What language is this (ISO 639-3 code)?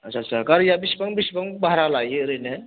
brx